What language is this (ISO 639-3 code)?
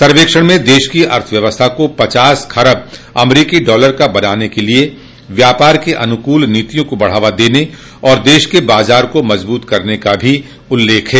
hin